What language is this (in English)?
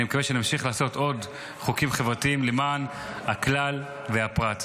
Hebrew